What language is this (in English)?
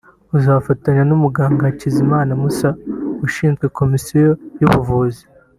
Kinyarwanda